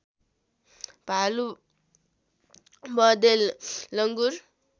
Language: Nepali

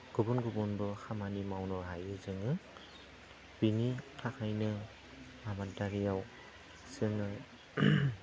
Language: Bodo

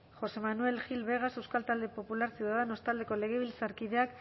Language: Basque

